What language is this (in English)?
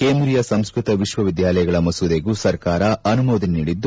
Kannada